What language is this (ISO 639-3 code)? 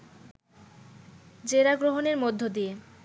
ben